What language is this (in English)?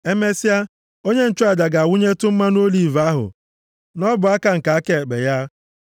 Igbo